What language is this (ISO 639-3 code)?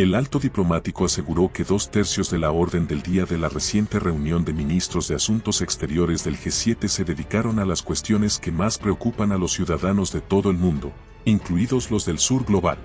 spa